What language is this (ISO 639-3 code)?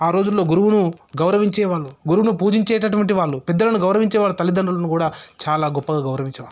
tel